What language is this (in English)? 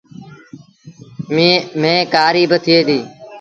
Sindhi Bhil